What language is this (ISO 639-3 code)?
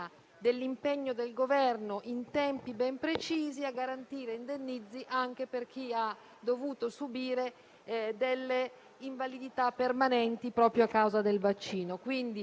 ita